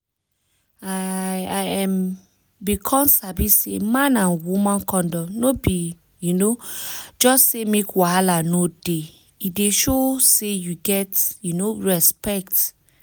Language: Nigerian Pidgin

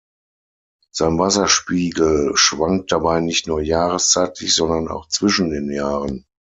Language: German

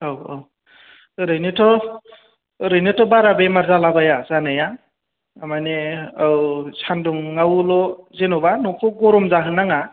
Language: Bodo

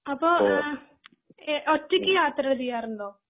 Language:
Malayalam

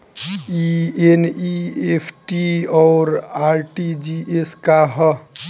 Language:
Bhojpuri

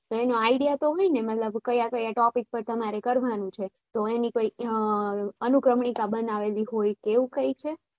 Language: Gujarati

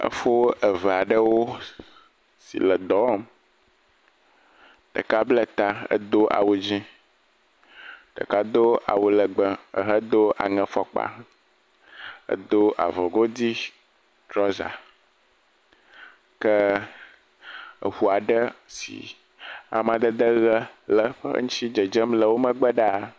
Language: Ewe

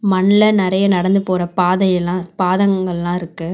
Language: Tamil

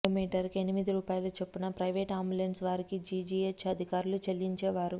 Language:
Telugu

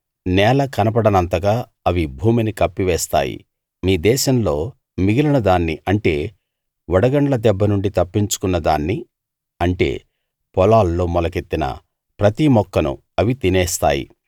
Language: Telugu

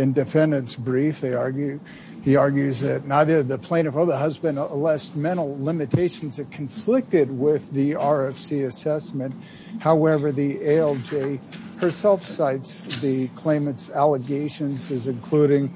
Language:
English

